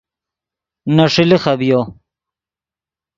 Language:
Yidgha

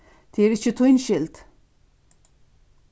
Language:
Faroese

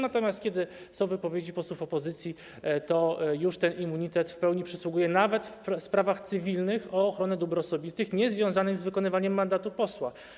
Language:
Polish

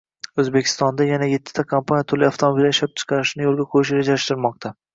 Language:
Uzbek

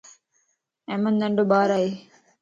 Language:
Lasi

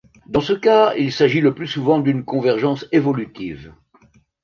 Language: French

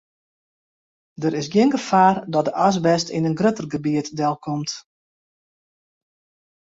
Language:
Western Frisian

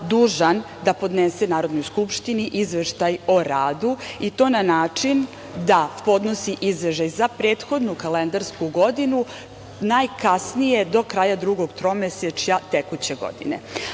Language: Serbian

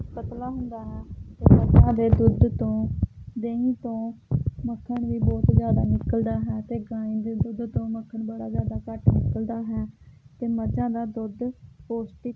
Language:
Punjabi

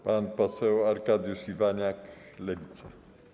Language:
Polish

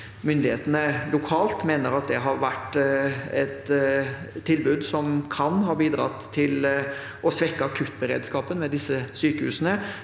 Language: Norwegian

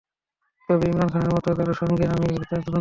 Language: Bangla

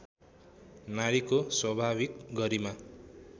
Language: Nepali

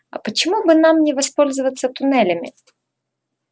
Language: Russian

